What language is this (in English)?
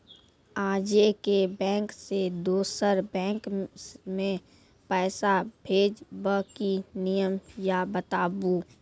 Maithili